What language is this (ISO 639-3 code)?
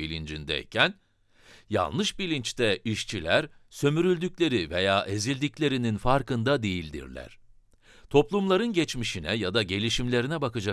tur